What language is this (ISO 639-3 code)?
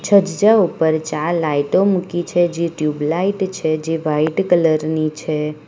guj